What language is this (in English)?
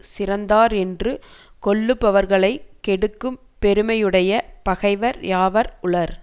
Tamil